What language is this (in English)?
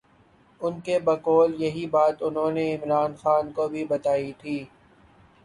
Urdu